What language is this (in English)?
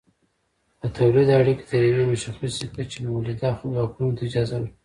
Pashto